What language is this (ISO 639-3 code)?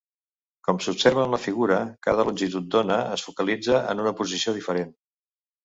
cat